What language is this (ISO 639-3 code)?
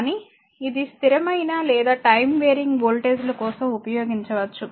tel